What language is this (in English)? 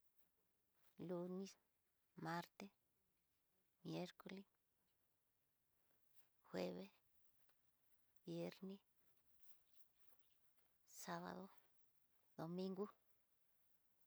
Tidaá Mixtec